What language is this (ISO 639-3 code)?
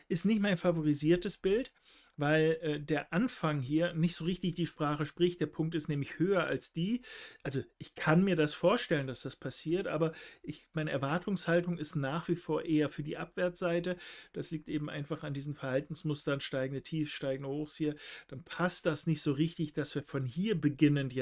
deu